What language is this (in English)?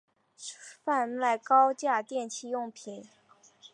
Chinese